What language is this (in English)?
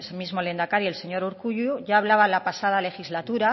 Spanish